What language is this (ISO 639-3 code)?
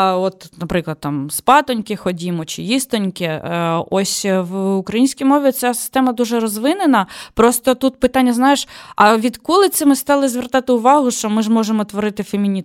ukr